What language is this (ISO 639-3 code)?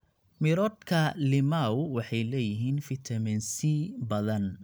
som